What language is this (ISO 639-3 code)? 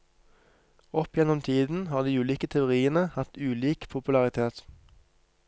nor